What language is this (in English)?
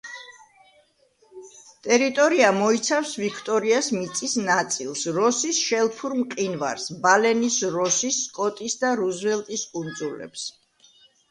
Georgian